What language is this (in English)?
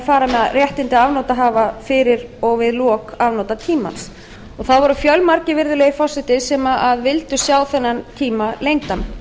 Icelandic